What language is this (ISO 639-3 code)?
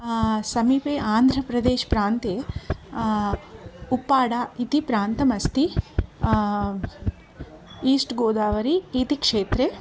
san